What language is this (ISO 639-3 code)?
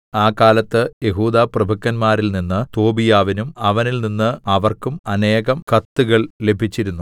mal